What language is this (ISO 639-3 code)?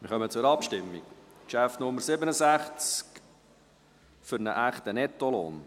gsw